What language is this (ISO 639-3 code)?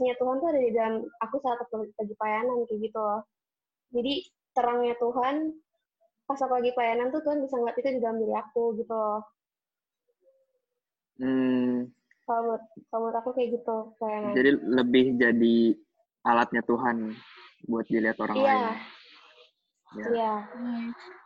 ind